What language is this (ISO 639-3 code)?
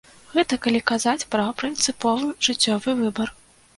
bel